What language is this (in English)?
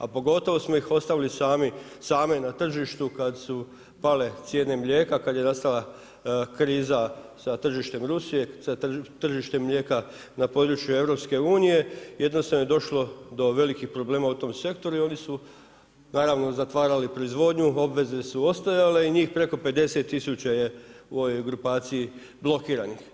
Croatian